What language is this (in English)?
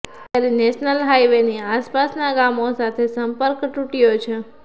Gujarati